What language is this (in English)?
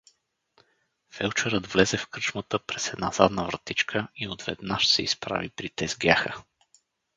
Bulgarian